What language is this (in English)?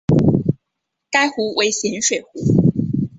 Chinese